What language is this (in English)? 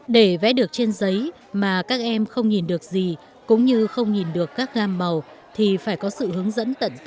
Vietnamese